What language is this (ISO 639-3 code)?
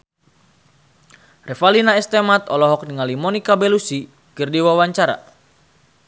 sun